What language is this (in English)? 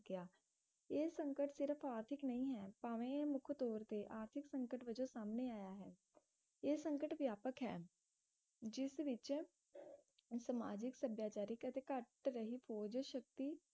Punjabi